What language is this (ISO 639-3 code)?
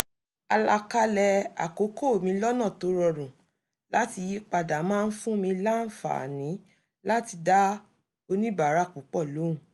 yor